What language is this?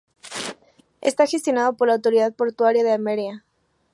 Spanish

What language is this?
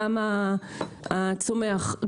Hebrew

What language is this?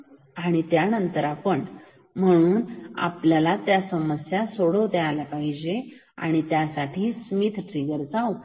Marathi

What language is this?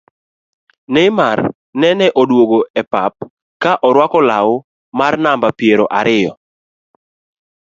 Luo (Kenya and Tanzania)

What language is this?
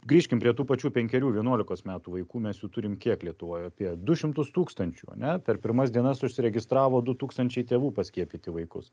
Lithuanian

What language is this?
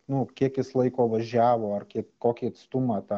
Lithuanian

